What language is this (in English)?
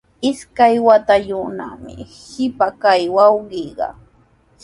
Sihuas Ancash Quechua